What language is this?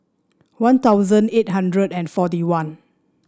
English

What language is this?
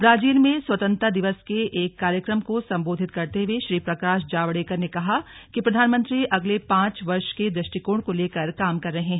Hindi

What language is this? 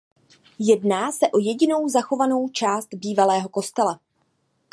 Czech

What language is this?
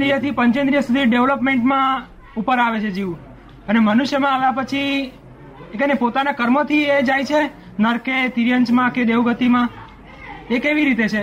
Gujarati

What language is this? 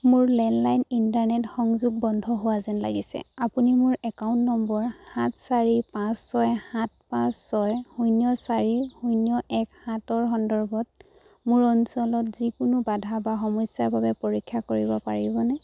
Assamese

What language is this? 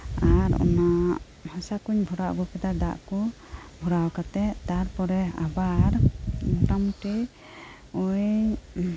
Santali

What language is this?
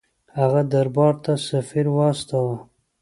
Pashto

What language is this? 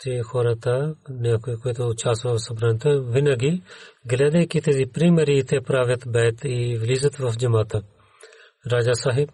Bulgarian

